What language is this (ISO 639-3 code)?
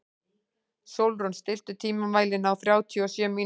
isl